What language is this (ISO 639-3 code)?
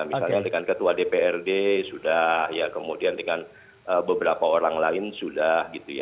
ind